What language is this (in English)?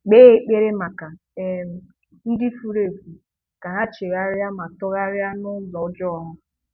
Igbo